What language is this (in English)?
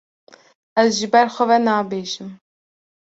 Kurdish